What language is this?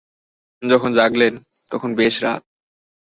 Bangla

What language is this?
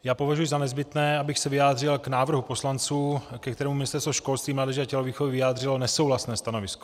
Czech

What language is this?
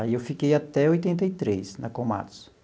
Portuguese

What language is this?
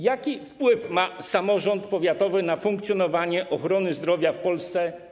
Polish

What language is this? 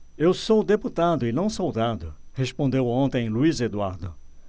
Portuguese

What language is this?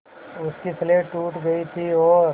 Hindi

